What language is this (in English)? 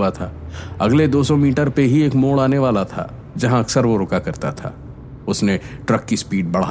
Hindi